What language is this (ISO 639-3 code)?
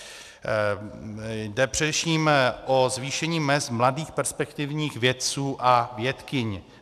ces